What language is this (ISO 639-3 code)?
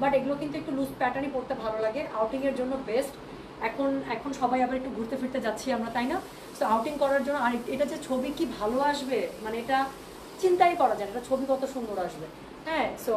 ben